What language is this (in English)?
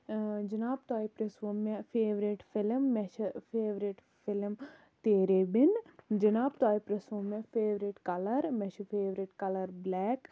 Kashmiri